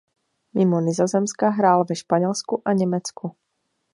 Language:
Czech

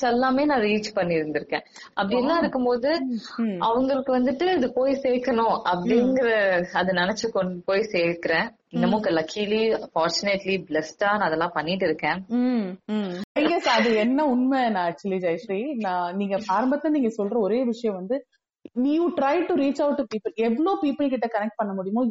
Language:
Tamil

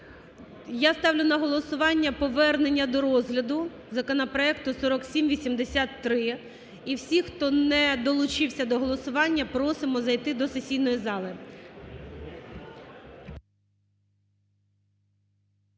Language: Ukrainian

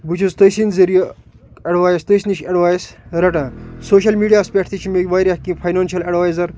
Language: Kashmiri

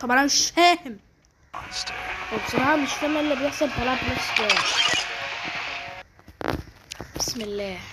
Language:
Arabic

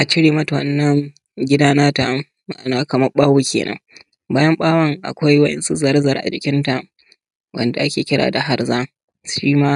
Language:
Hausa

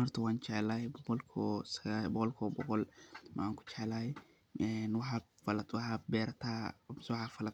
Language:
Somali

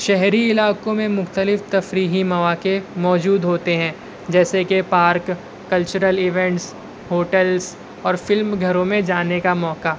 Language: Urdu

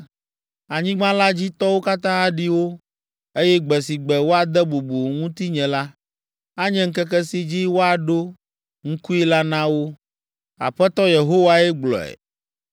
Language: Ewe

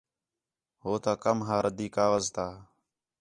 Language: Khetrani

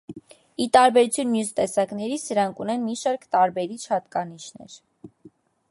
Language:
Armenian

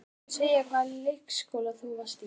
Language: Icelandic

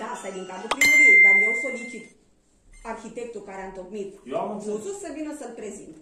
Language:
Romanian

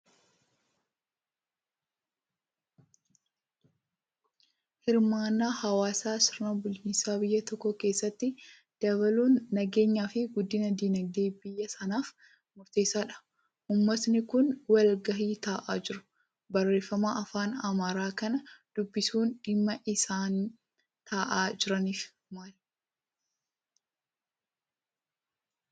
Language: Oromo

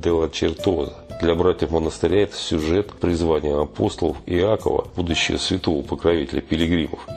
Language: Russian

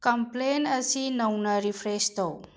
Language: Manipuri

